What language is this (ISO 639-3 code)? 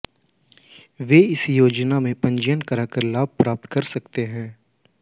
hin